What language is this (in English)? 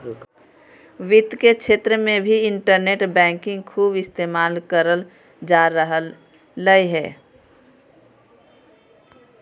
Magahi